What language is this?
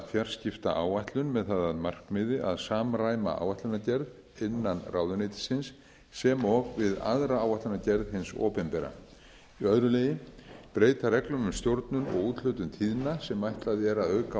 Icelandic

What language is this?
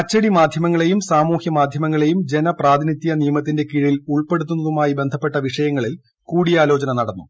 Malayalam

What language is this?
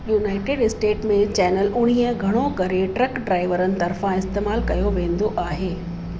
Sindhi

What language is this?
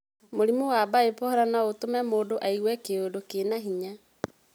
Kikuyu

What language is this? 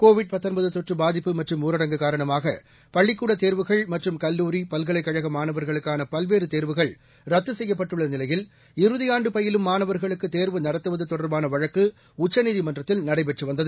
Tamil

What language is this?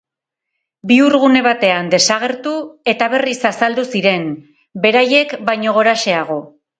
Basque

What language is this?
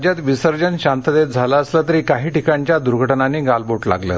Marathi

